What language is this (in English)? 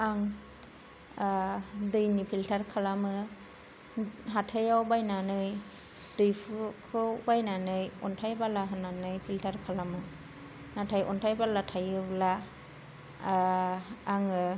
Bodo